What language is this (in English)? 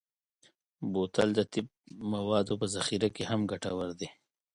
Pashto